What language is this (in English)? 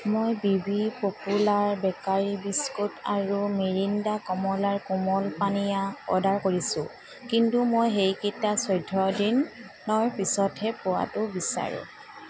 Assamese